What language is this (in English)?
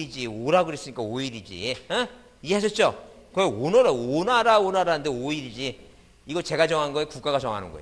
Korean